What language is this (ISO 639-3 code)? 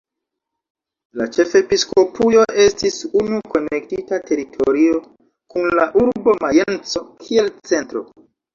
epo